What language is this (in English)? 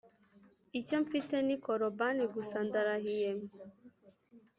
Kinyarwanda